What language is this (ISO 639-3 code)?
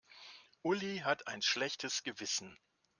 deu